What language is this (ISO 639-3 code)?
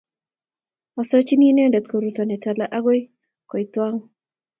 kln